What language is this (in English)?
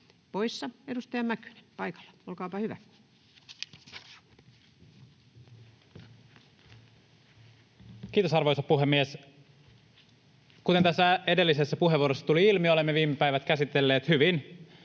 Finnish